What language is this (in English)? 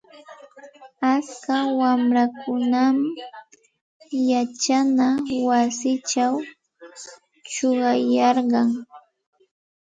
Santa Ana de Tusi Pasco Quechua